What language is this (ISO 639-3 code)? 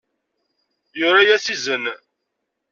kab